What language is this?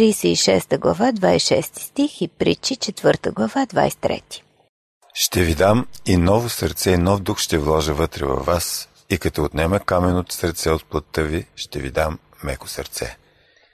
Bulgarian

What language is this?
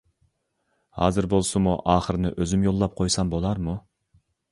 Uyghur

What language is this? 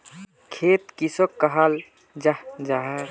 Magahi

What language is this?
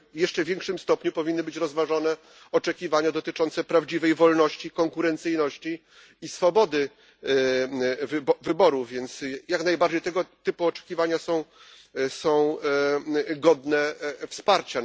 Polish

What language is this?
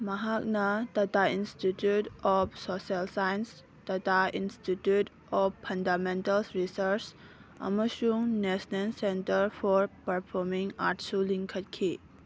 Manipuri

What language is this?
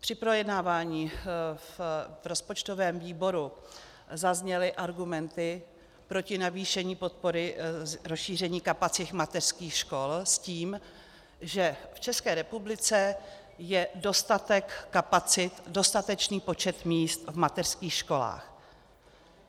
Czech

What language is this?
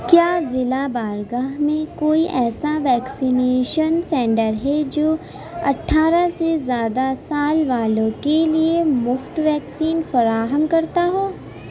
Urdu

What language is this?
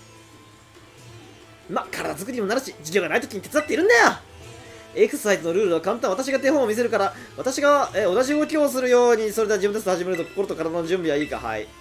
Japanese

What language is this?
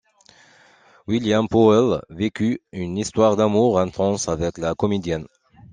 French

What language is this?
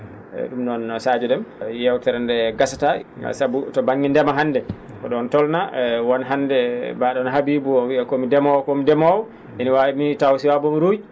Fula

